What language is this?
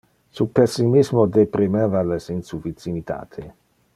Interlingua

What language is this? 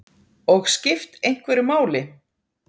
Icelandic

